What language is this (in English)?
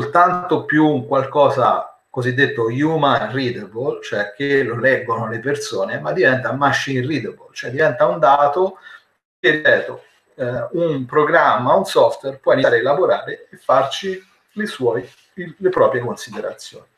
Italian